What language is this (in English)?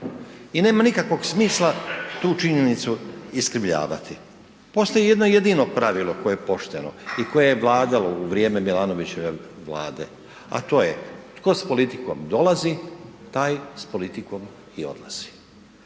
Croatian